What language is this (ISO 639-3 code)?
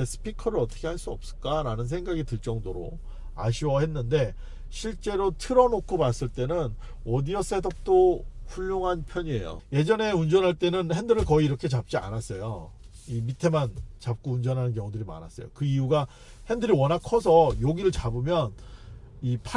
kor